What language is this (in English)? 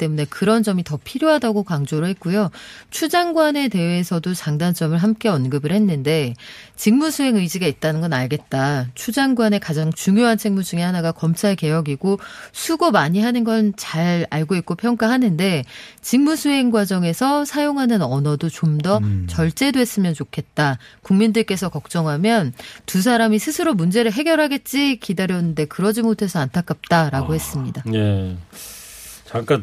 Korean